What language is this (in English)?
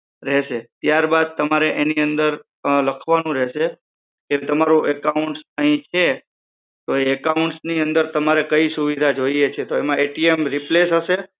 Gujarati